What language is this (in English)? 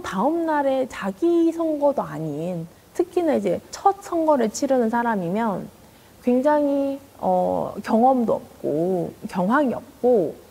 Korean